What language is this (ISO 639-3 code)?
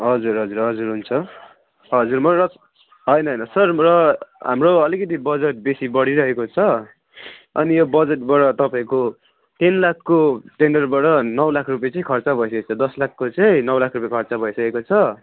nep